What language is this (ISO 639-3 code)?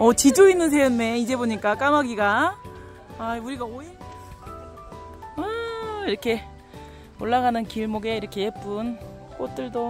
kor